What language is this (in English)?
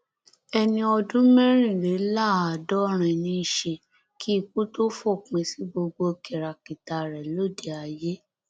Yoruba